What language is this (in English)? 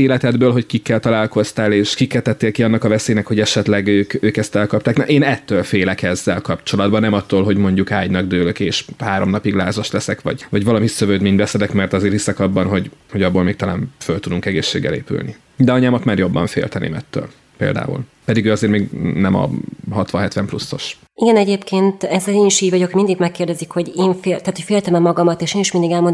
Hungarian